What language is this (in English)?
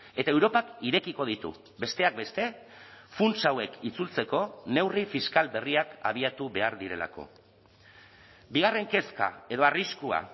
Basque